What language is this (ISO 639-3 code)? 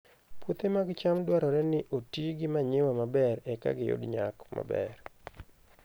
luo